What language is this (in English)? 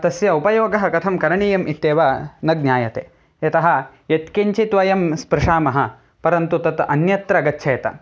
Sanskrit